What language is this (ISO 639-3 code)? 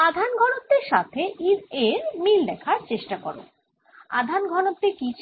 ben